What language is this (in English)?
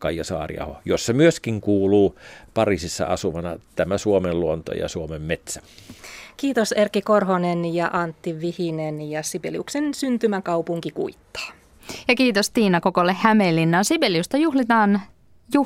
Finnish